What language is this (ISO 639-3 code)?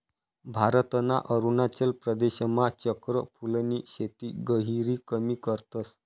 mar